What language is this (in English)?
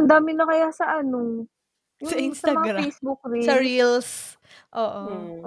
Filipino